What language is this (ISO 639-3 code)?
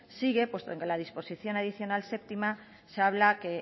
spa